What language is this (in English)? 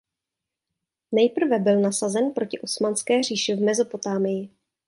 Czech